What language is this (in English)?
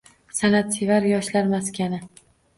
Uzbek